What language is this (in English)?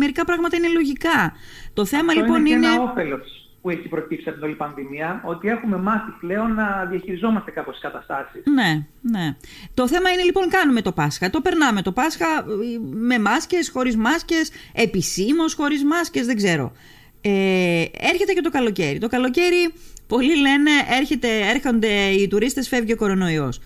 Greek